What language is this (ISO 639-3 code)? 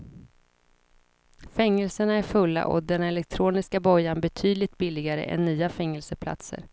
swe